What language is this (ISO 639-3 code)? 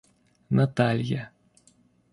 rus